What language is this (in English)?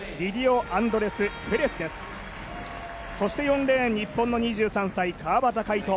Japanese